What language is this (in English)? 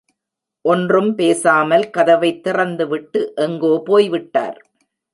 Tamil